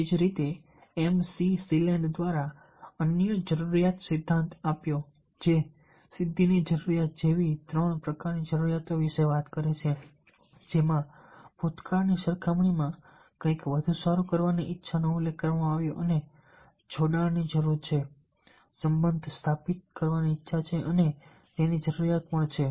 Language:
Gujarati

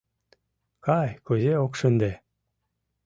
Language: Mari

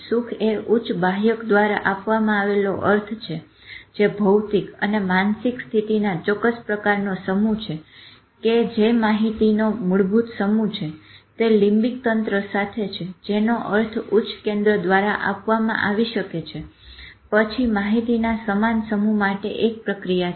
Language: Gujarati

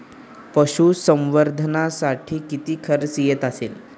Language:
Marathi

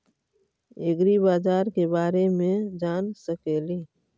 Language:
Magahi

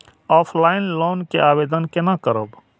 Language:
Maithili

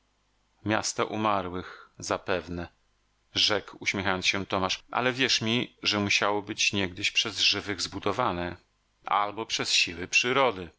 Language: Polish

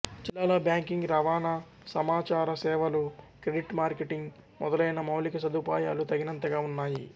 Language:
Telugu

